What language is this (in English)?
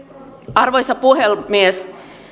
Finnish